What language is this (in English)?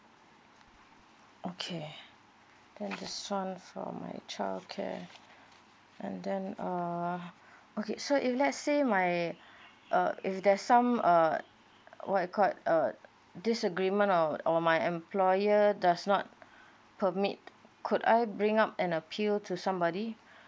English